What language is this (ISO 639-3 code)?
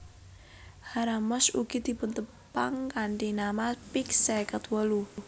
jav